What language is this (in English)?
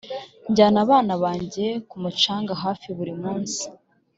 Kinyarwanda